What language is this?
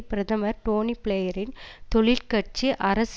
Tamil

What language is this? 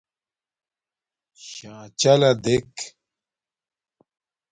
Domaaki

